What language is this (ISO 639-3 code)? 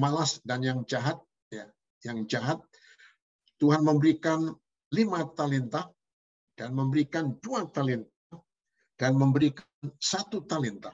ind